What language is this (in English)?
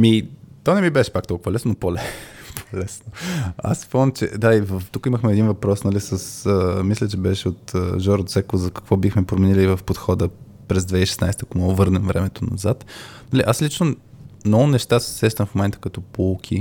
Bulgarian